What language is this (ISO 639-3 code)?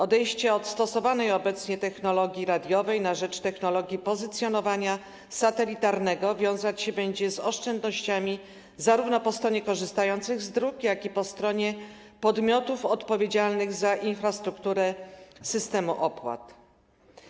pol